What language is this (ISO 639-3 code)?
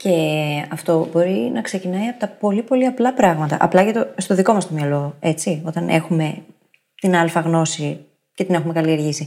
ell